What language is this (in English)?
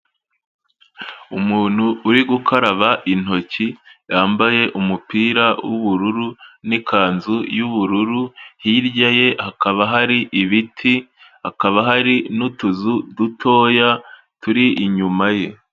Kinyarwanda